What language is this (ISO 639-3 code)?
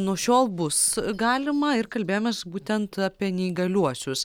lit